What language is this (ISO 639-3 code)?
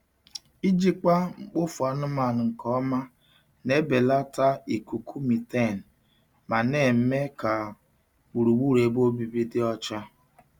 ibo